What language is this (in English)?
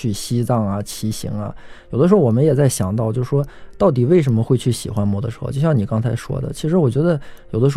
Chinese